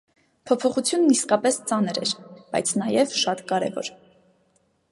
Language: Armenian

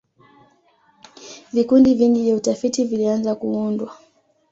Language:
Swahili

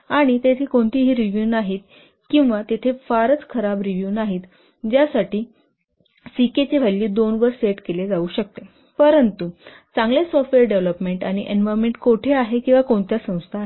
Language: Marathi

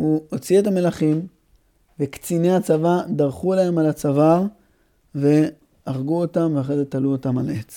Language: Hebrew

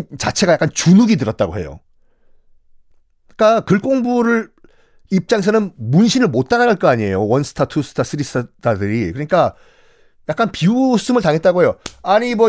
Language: Korean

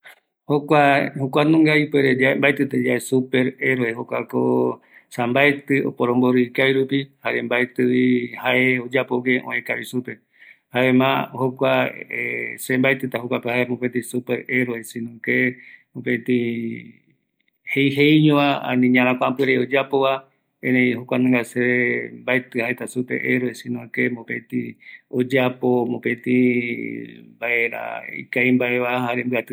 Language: Eastern Bolivian Guaraní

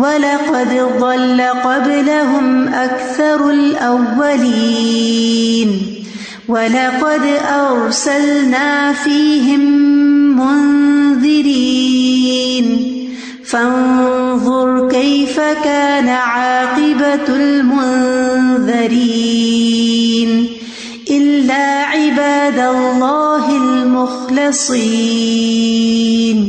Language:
Urdu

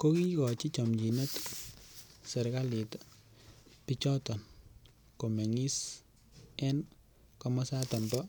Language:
Kalenjin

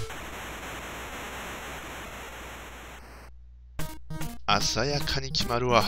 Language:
Japanese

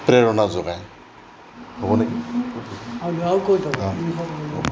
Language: Assamese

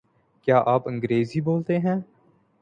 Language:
Urdu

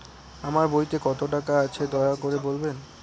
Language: Bangla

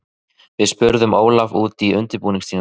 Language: Icelandic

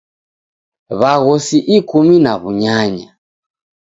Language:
Taita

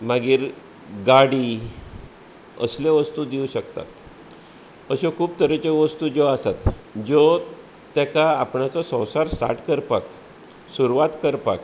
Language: Konkani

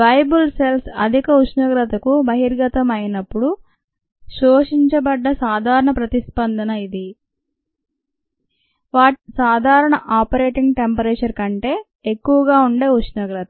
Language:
Telugu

